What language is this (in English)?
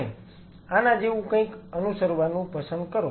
Gujarati